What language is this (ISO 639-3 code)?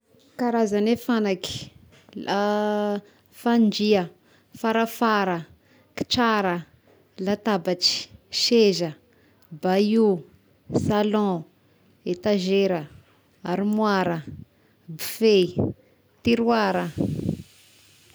tkg